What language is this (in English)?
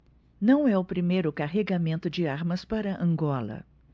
Portuguese